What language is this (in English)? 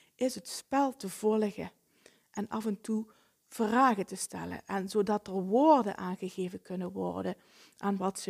Dutch